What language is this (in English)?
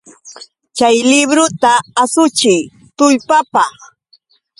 Yauyos Quechua